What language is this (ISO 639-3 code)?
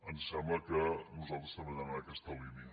cat